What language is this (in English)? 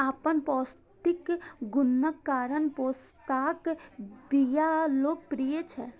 Maithili